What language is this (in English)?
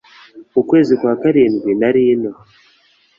Kinyarwanda